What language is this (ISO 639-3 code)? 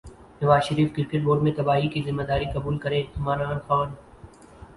urd